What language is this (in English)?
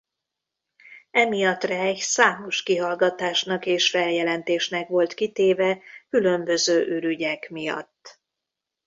Hungarian